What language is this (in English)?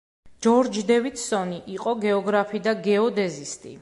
Georgian